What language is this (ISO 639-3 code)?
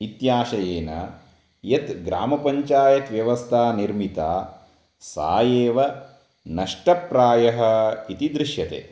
san